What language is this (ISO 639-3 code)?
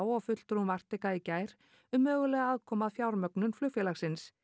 isl